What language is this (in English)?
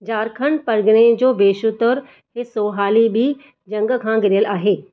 Sindhi